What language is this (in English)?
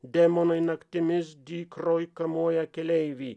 Lithuanian